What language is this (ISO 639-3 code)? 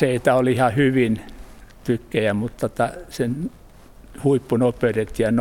fin